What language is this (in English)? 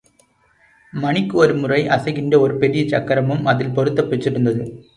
Tamil